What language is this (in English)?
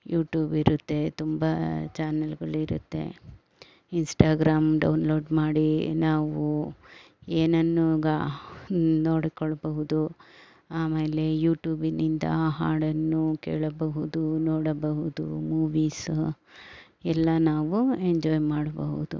Kannada